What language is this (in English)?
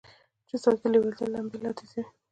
Pashto